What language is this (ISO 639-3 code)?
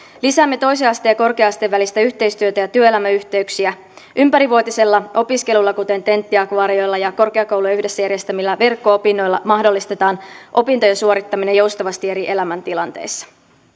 fin